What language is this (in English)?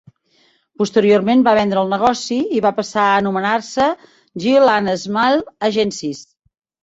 Catalan